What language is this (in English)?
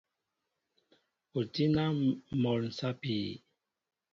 Mbo (Cameroon)